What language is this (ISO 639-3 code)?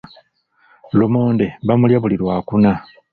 lug